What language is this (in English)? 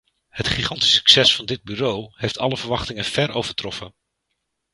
Dutch